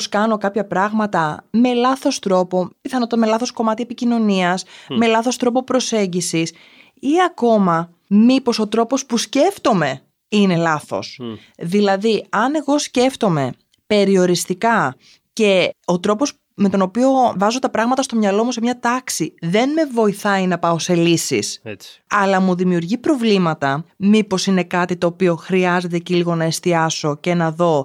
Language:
Greek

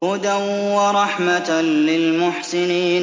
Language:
Arabic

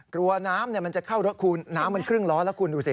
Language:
Thai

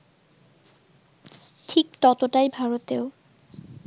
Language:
Bangla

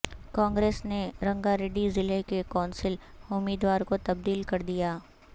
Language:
Urdu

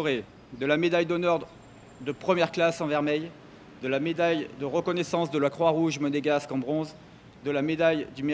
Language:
French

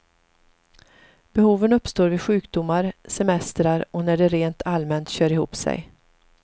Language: Swedish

